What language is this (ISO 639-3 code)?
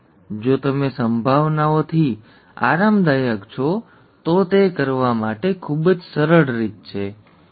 guj